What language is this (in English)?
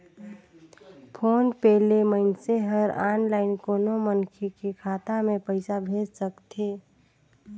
Chhattisgarhi